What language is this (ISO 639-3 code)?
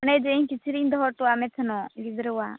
sat